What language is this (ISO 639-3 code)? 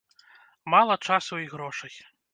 bel